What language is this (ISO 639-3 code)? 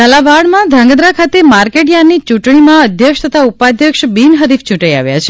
guj